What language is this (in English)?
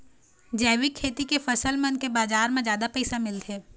Chhattisgarhi